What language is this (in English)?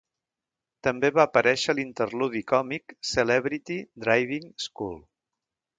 Catalan